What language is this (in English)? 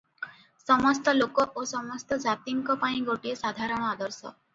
Odia